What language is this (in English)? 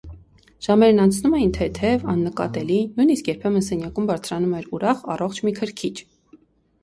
Armenian